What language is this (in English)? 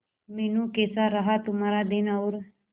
Hindi